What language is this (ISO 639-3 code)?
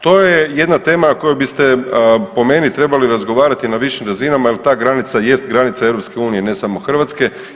hrv